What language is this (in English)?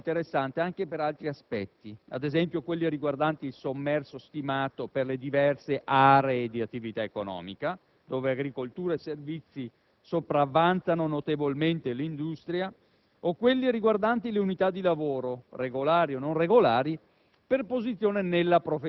Italian